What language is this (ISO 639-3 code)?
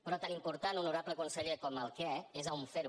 cat